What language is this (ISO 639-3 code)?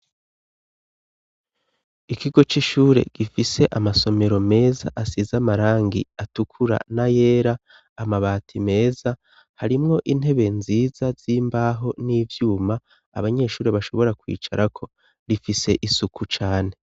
run